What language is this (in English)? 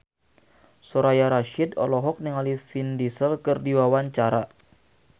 Sundanese